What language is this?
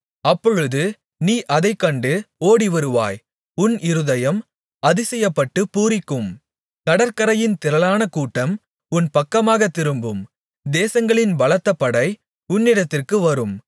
Tamil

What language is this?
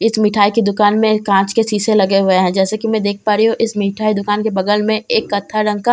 Hindi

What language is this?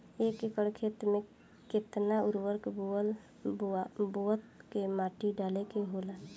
Bhojpuri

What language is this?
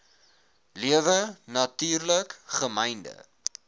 Afrikaans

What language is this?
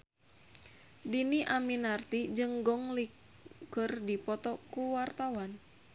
Sundanese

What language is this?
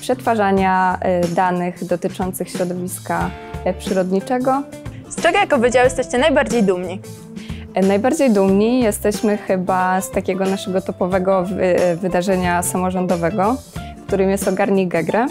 Polish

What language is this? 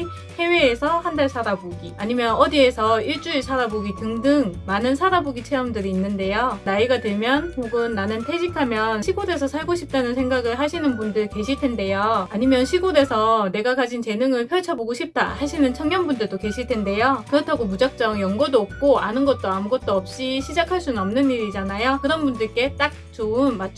Korean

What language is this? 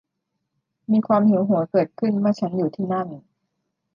Thai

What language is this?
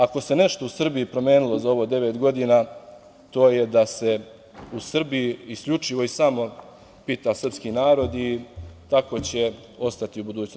Serbian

